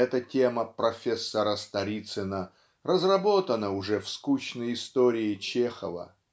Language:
Russian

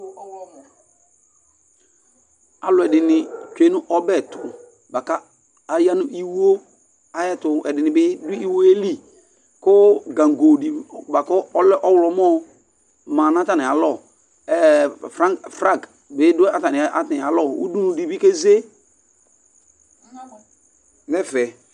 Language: Ikposo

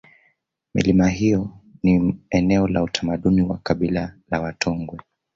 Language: Swahili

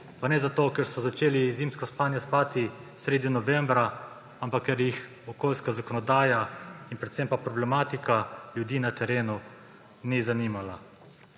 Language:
Slovenian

